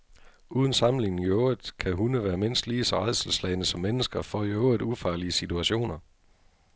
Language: Danish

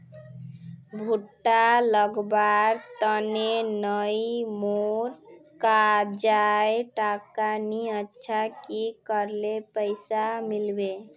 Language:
Magahi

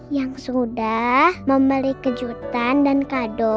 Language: Indonesian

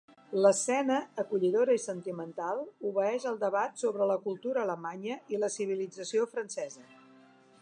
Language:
Catalan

